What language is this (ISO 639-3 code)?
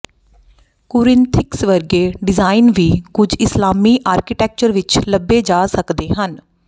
pan